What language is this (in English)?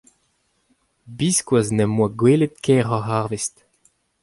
Breton